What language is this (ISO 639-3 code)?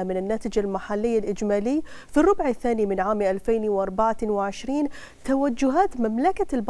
ara